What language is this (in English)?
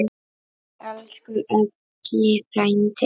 Icelandic